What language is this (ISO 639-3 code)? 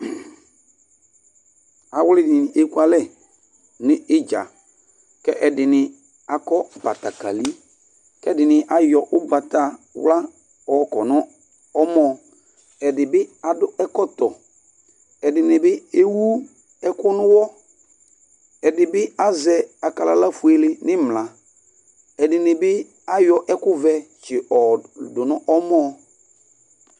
kpo